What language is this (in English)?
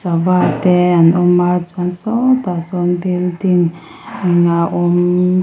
Mizo